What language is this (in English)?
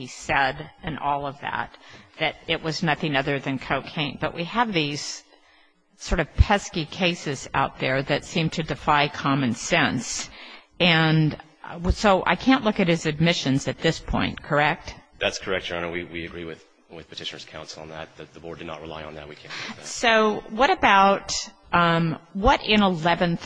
English